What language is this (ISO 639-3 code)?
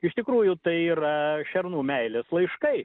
lit